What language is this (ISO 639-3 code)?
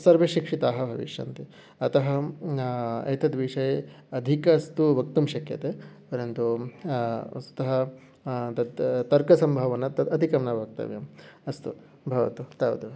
san